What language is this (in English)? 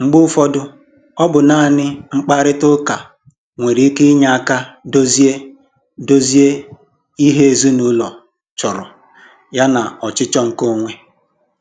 Igbo